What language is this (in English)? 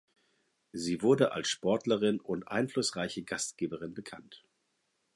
German